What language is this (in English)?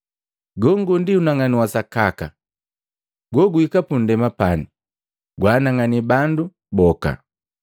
Matengo